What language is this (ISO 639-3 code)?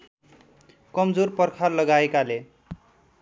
nep